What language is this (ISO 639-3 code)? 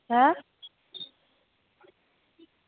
doi